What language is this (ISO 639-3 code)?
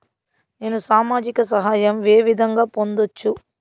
tel